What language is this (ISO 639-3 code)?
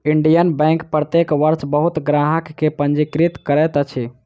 mai